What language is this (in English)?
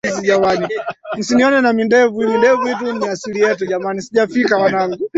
Swahili